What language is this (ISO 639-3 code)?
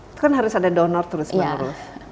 ind